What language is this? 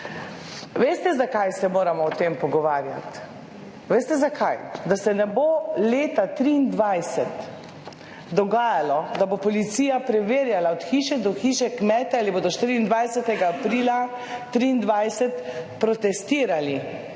Slovenian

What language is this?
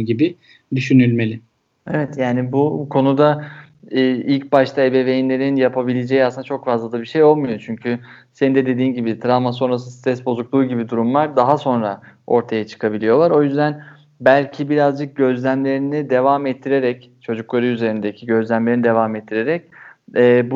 Turkish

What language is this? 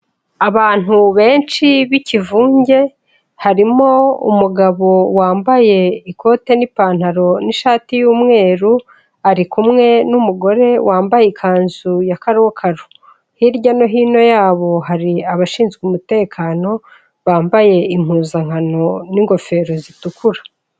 Kinyarwanda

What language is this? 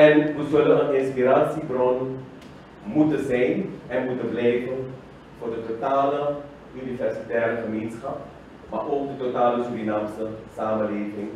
Dutch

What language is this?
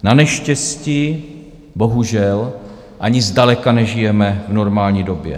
Czech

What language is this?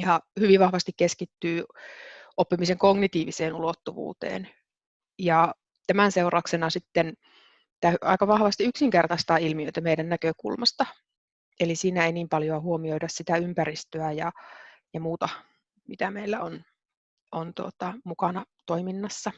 Finnish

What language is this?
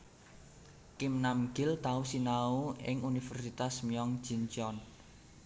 Javanese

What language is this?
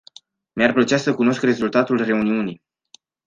Romanian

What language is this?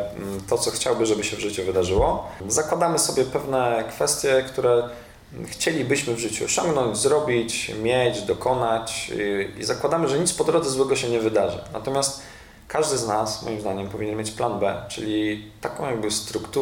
Polish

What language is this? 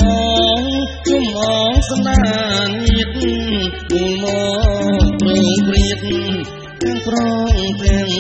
Arabic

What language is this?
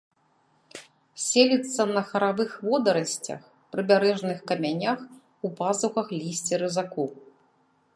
Belarusian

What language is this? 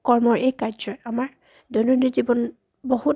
Assamese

